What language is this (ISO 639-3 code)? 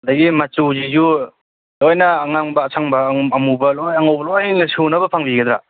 mni